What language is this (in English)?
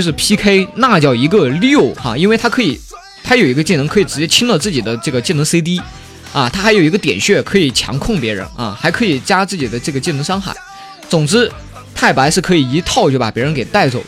Chinese